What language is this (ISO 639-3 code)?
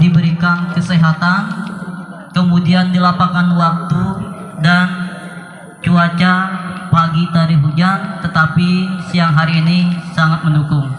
ind